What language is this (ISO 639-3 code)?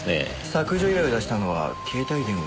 jpn